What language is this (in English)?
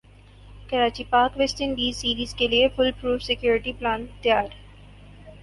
Urdu